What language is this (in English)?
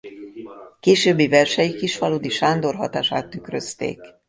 Hungarian